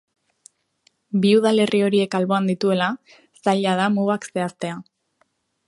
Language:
Basque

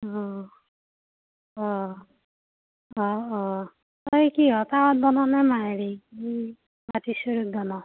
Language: Assamese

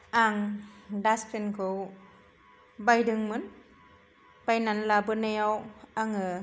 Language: Bodo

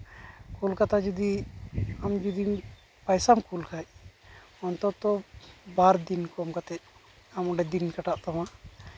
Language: Santali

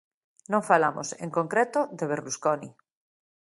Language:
Galician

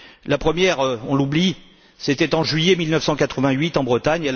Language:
French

